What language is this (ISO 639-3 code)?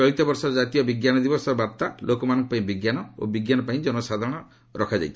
ori